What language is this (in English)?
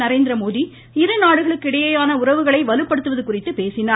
Tamil